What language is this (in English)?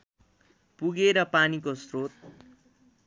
Nepali